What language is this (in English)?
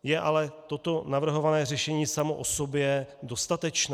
Czech